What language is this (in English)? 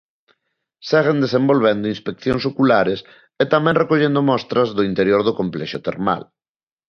Galician